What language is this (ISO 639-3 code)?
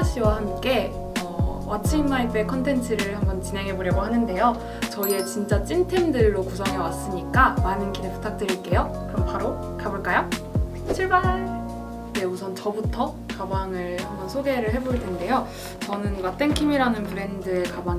kor